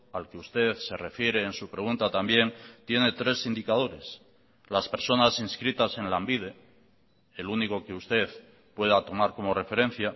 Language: Spanish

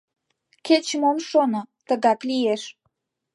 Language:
Mari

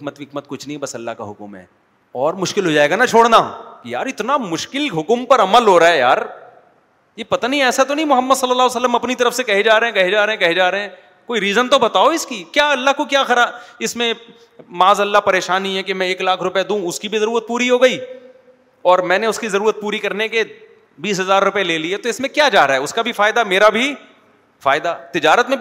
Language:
Urdu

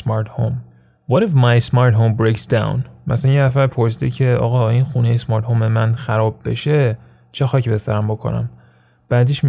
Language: Persian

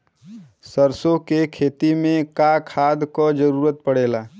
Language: Bhojpuri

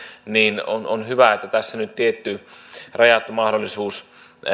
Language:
Finnish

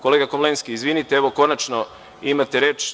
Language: Serbian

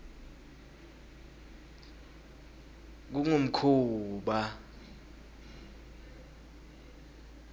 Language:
Swati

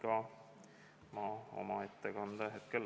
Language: Estonian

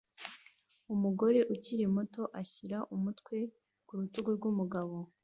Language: Kinyarwanda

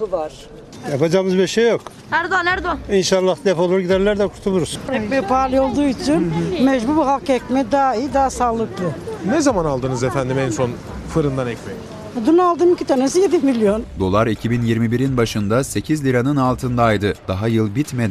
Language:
Turkish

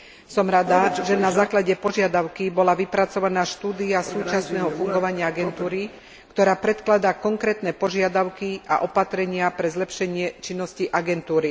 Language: Slovak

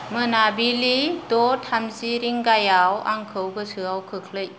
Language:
Bodo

